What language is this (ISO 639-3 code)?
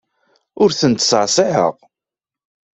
kab